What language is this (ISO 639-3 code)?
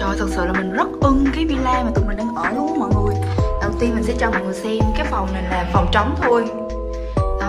vie